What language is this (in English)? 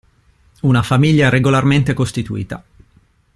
Italian